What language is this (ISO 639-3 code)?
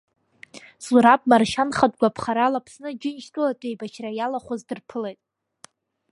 abk